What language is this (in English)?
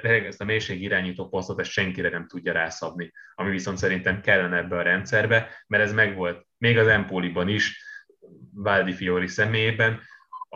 Hungarian